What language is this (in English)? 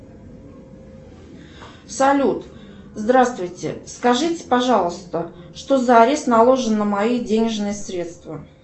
Russian